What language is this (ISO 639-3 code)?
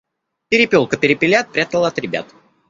rus